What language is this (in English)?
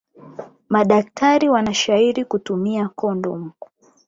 Swahili